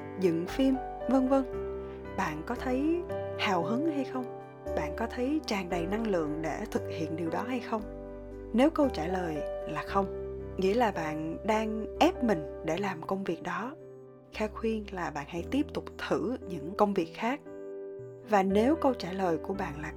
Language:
Vietnamese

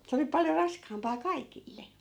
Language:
Finnish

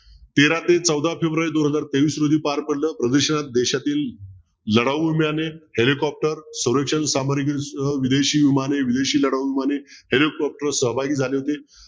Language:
Marathi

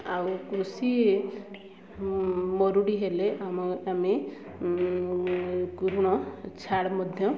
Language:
Odia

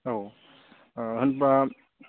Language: Bodo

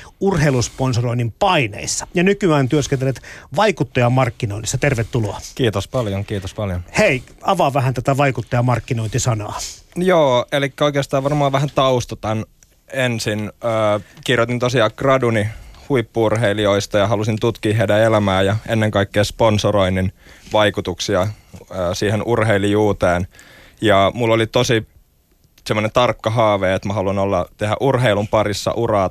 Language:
Finnish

